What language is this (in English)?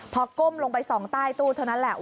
Thai